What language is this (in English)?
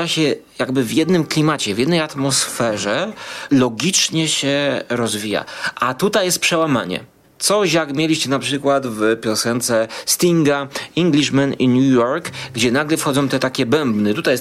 Polish